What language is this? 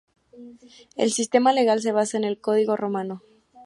Spanish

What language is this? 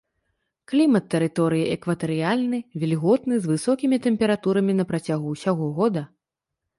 Belarusian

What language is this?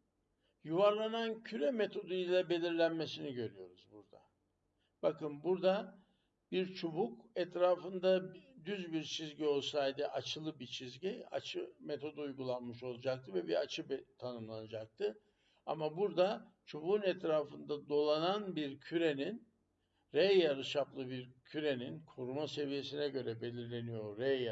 Turkish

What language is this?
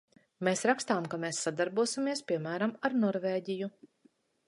Latvian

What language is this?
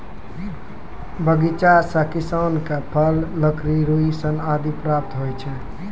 Maithili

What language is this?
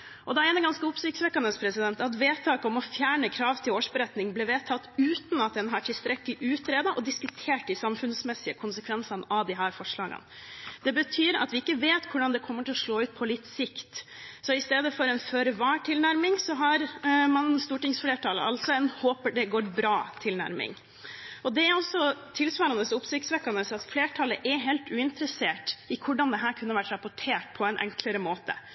Norwegian Bokmål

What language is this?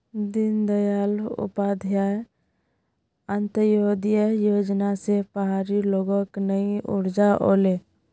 Magahi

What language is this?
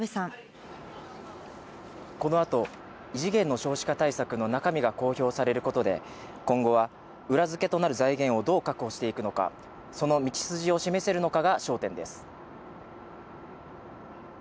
Japanese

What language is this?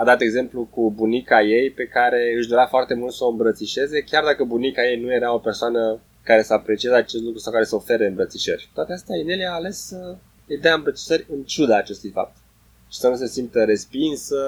Romanian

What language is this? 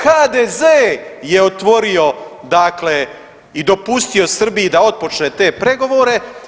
Croatian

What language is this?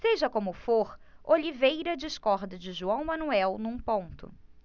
Portuguese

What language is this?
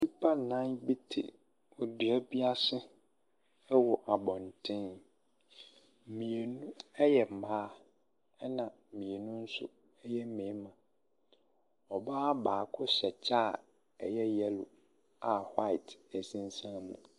Akan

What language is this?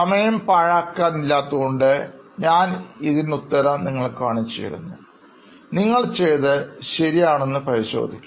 Malayalam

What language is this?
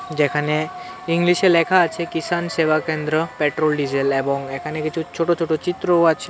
Bangla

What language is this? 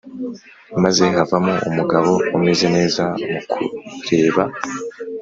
Kinyarwanda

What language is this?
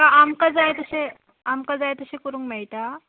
Konkani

